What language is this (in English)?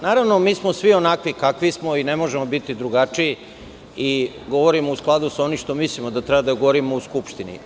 Serbian